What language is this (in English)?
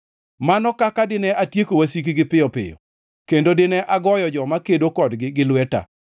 Luo (Kenya and Tanzania)